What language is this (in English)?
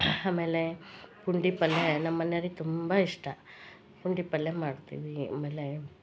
Kannada